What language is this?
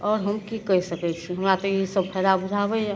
Maithili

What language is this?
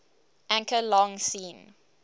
English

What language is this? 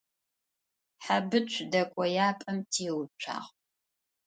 Adyghe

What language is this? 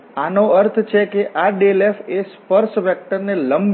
Gujarati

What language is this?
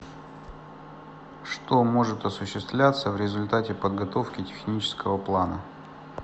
Russian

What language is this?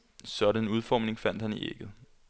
Danish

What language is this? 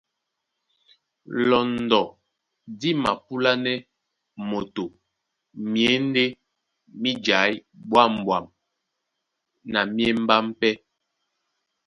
Duala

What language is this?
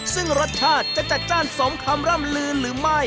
Thai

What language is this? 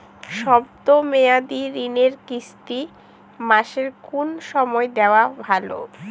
Bangla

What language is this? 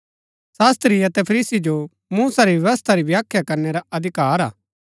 Gaddi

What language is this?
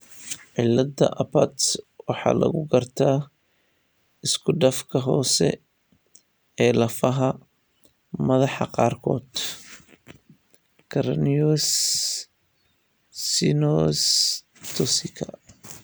Somali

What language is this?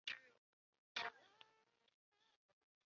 Chinese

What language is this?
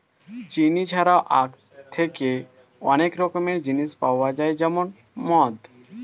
Bangla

